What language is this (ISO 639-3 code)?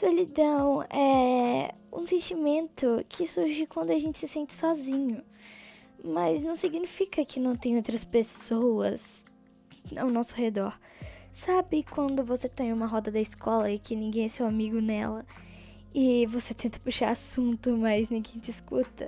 por